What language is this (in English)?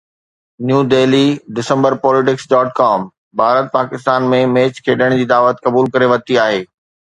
Sindhi